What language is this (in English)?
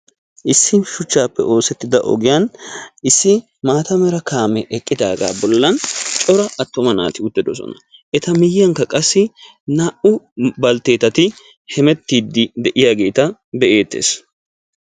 Wolaytta